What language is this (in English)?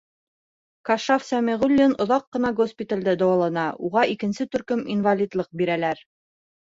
Bashkir